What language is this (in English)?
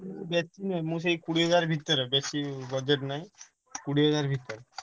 Odia